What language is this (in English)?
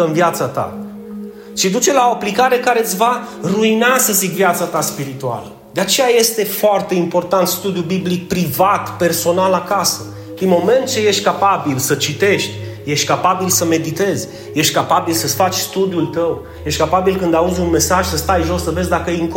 Romanian